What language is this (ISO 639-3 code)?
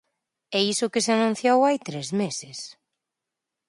glg